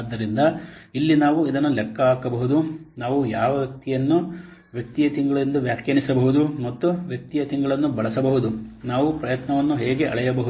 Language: Kannada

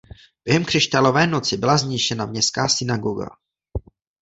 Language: Czech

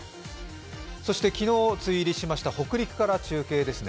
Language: Japanese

